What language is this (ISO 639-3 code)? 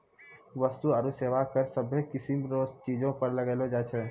mai